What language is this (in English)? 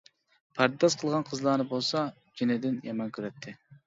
Uyghur